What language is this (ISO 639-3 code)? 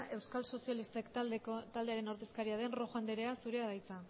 eus